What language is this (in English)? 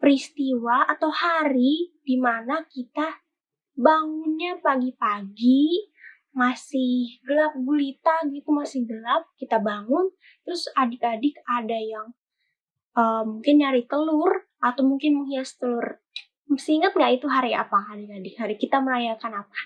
Indonesian